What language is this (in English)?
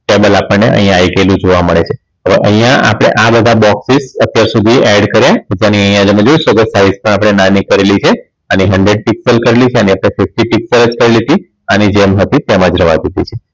Gujarati